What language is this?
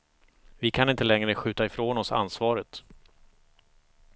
Swedish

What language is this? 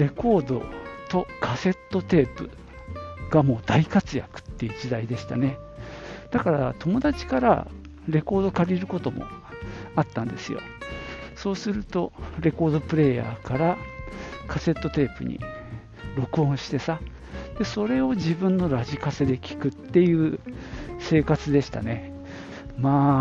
Japanese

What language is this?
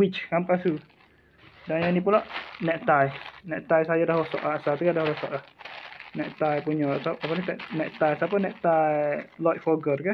Malay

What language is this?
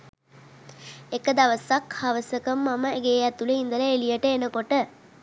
Sinhala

